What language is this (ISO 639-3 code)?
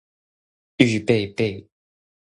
zho